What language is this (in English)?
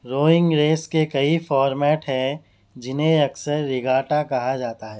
Urdu